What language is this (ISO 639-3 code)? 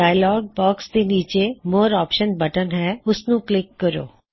pan